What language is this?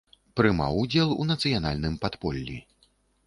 Belarusian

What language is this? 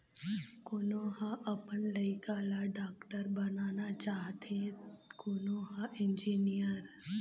Chhattisgarhi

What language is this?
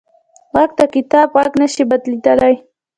Pashto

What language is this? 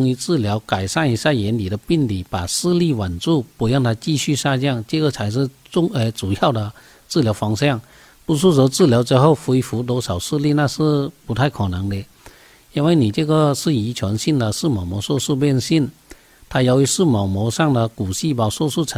Chinese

